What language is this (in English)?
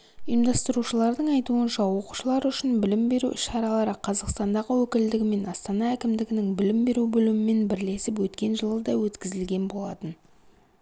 Kazakh